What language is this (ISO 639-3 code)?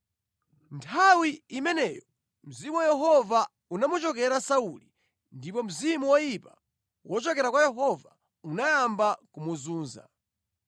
nya